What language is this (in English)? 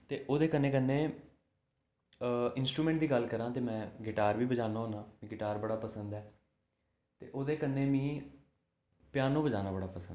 Dogri